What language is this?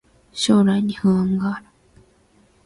Japanese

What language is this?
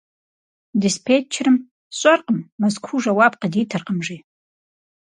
Kabardian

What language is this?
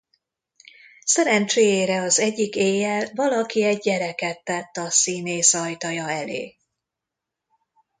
Hungarian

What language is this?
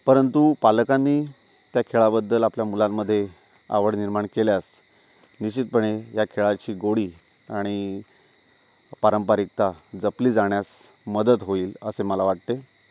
Marathi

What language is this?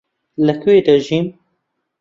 Central Kurdish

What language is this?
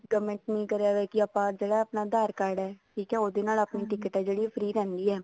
Punjabi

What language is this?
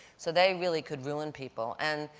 English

